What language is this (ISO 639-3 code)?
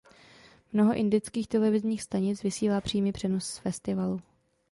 ces